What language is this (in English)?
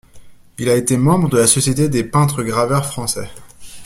French